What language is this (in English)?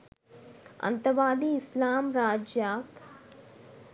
Sinhala